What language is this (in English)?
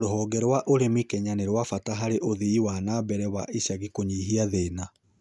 Kikuyu